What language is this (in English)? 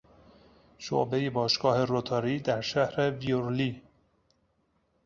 Persian